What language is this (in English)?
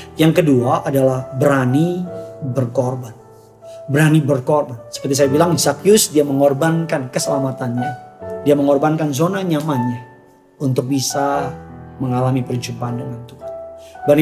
Indonesian